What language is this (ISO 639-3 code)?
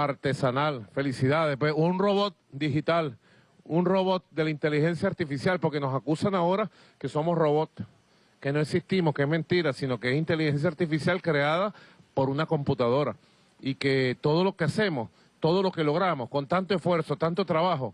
spa